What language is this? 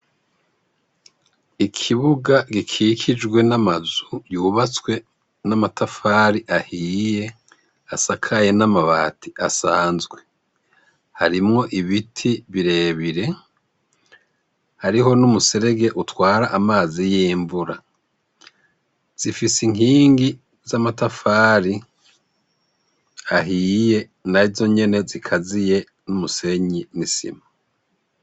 Rundi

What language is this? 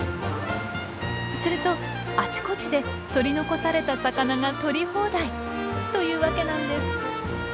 Japanese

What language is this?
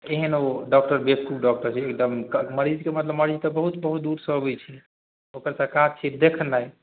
Maithili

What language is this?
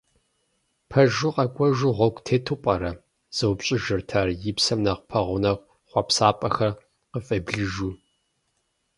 Kabardian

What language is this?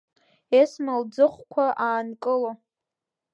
Abkhazian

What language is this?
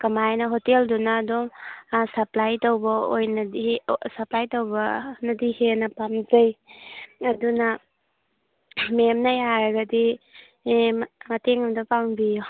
Manipuri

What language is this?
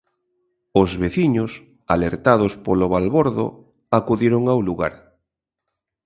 Galician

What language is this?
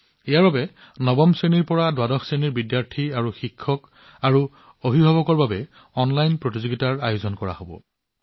Assamese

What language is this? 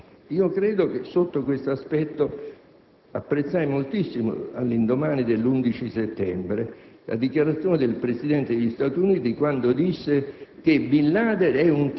Italian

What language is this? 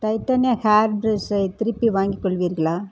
Tamil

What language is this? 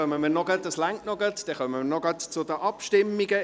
Swiss German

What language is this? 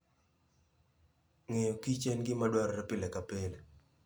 Luo (Kenya and Tanzania)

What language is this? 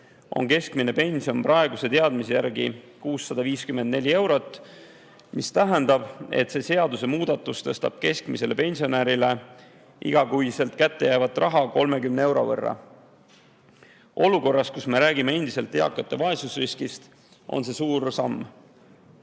Estonian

